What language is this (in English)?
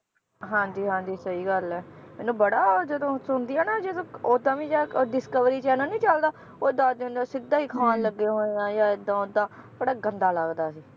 Punjabi